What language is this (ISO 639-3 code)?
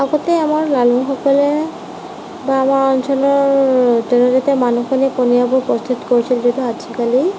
asm